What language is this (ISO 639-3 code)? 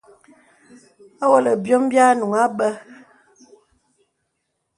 beb